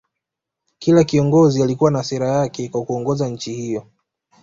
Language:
Swahili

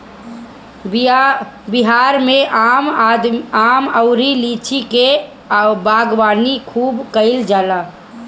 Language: Bhojpuri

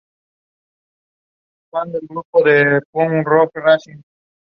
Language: Spanish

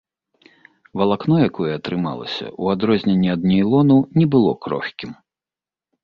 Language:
Belarusian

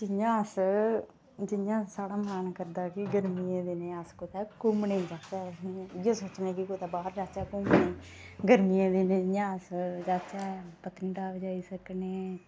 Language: Dogri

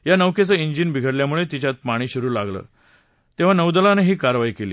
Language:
Marathi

